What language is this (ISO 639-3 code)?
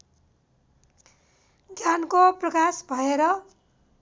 nep